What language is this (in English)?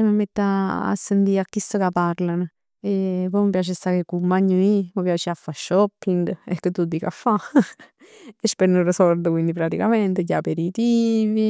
Neapolitan